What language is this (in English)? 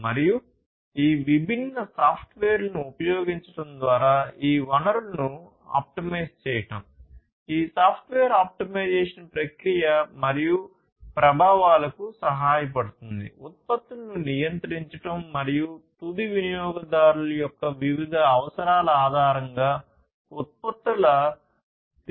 Telugu